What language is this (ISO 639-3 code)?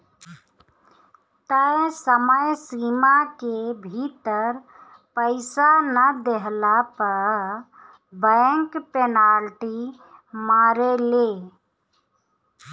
bho